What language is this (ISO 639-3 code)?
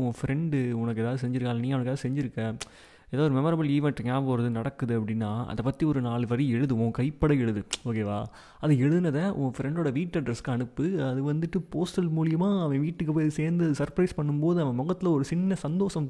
tam